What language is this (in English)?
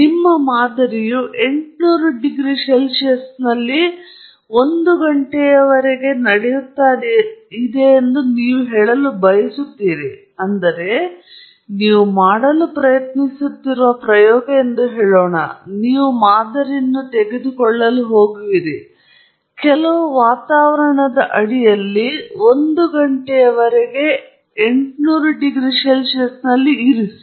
Kannada